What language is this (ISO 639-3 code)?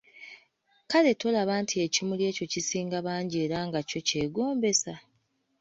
lug